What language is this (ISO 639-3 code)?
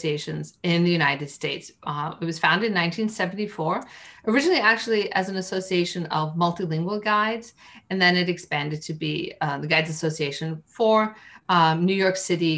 eng